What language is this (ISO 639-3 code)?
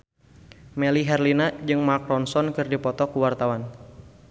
sun